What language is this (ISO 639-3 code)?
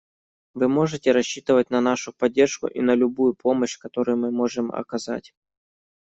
rus